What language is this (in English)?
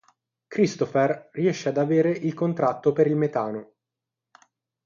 Italian